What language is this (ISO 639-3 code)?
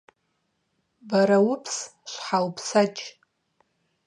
kbd